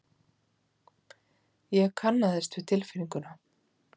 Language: Icelandic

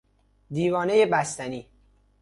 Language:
Persian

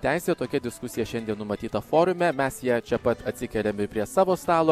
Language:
Lithuanian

